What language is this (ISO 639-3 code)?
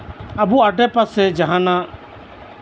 sat